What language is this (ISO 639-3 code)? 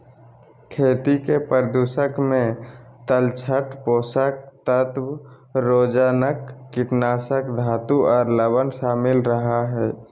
mag